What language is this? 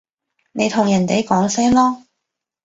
Cantonese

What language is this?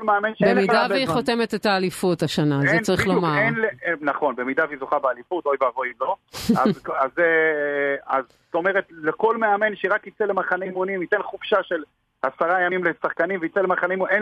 Hebrew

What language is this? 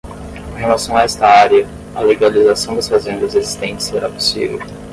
Portuguese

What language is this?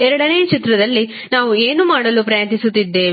Kannada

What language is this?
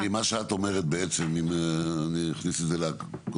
Hebrew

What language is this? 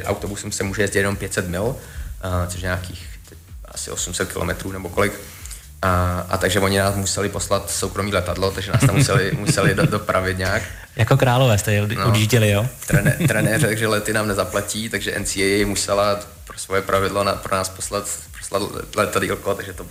Czech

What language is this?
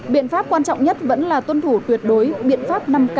Vietnamese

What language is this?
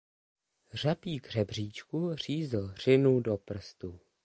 Czech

